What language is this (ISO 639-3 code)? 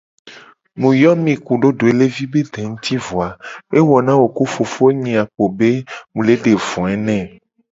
gej